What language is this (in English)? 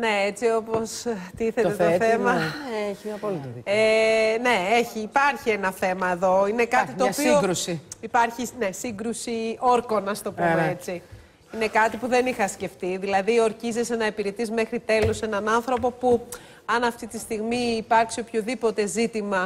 Greek